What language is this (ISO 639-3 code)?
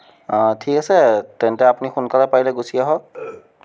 asm